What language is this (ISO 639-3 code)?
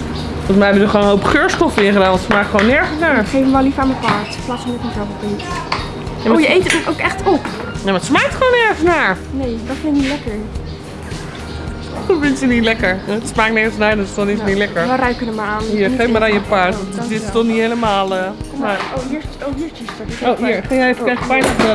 nld